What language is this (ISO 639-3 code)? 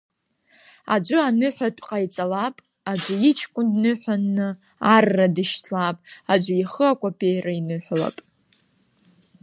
abk